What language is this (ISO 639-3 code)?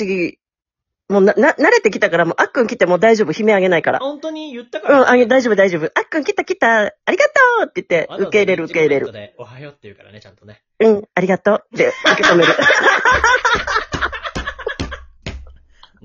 jpn